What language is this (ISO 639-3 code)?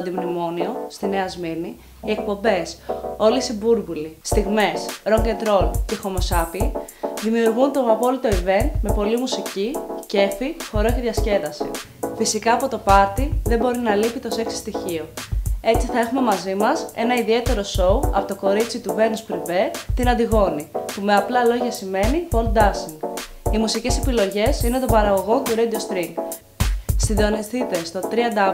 ell